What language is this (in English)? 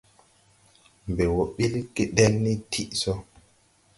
Tupuri